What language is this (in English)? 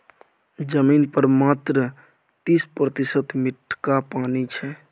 Maithili